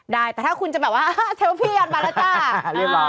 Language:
Thai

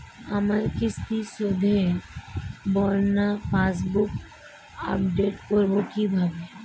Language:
Bangla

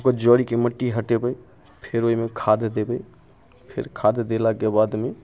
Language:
Maithili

